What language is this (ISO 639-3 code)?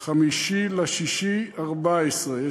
heb